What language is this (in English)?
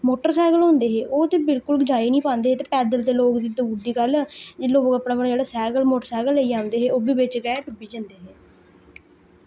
Dogri